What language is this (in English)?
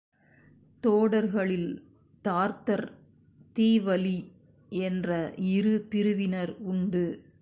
Tamil